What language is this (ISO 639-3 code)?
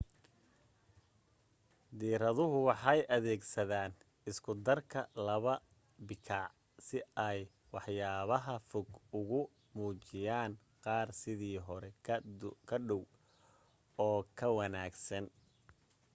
som